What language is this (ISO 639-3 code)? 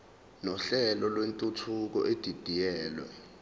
zul